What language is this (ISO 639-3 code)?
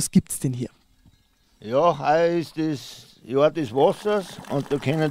deu